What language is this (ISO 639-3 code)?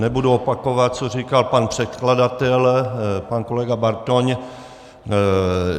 ces